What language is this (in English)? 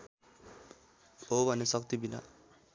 Nepali